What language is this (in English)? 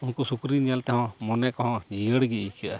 Santali